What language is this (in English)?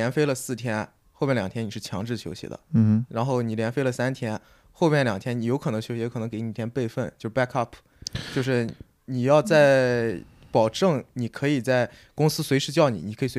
Chinese